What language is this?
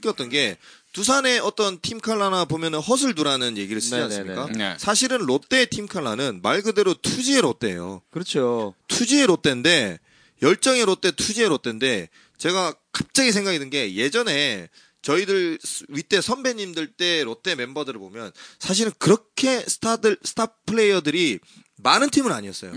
Korean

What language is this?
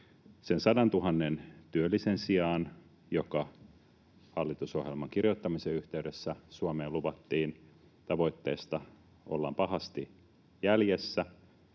Finnish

